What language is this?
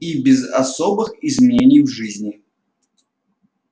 Russian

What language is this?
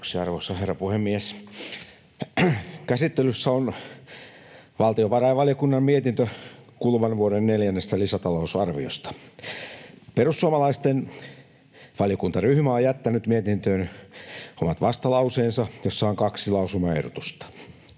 Finnish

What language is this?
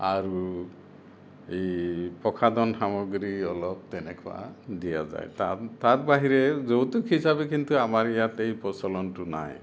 Assamese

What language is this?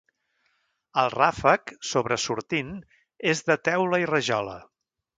Catalan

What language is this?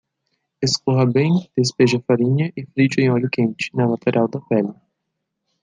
Portuguese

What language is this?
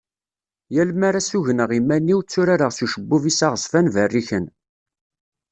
Kabyle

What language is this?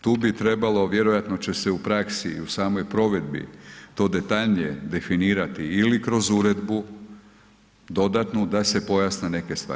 Croatian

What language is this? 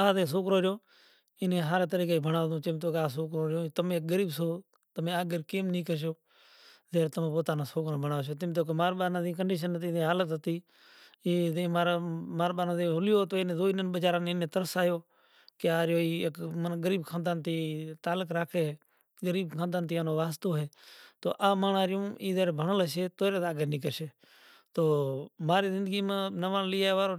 Kachi Koli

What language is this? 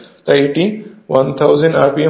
Bangla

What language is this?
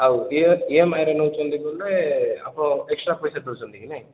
Odia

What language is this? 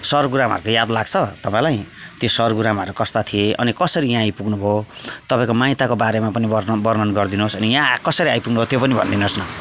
Nepali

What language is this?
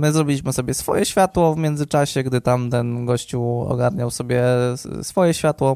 Polish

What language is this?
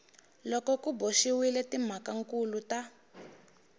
Tsonga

